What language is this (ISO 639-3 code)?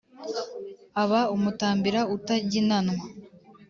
kin